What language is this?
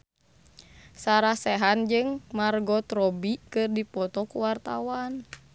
Sundanese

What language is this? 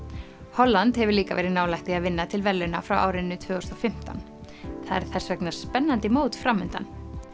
Icelandic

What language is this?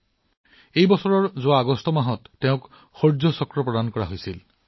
Assamese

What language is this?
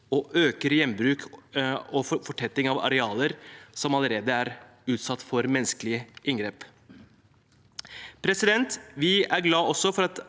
Norwegian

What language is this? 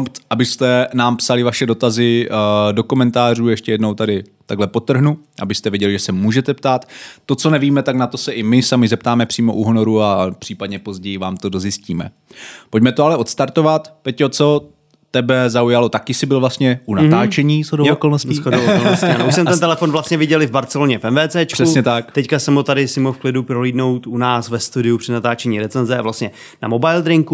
Czech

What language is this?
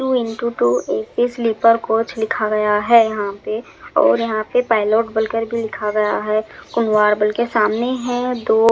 Hindi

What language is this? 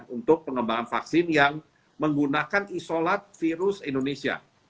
Indonesian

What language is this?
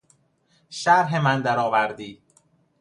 Persian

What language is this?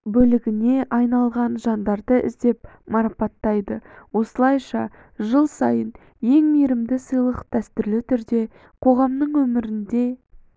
Kazakh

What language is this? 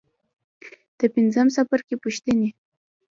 Pashto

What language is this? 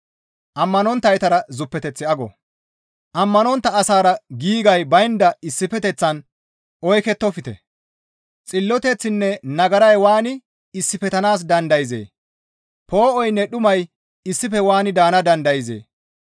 Gamo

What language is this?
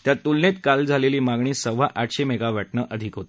Marathi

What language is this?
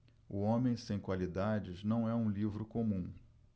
Portuguese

